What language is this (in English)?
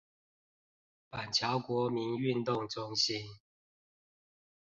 Chinese